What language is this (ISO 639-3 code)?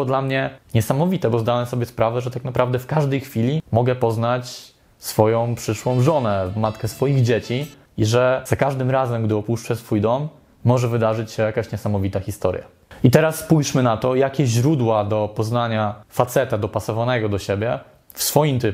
pol